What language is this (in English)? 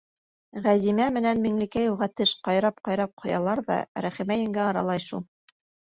Bashkir